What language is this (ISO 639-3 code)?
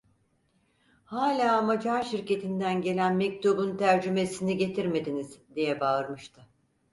tur